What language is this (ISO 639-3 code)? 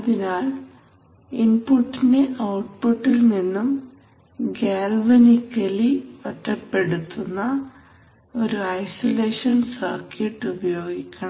mal